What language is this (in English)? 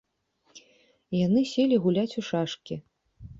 Belarusian